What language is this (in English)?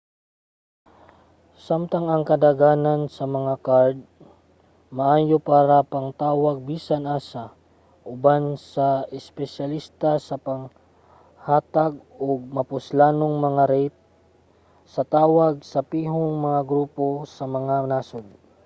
Cebuano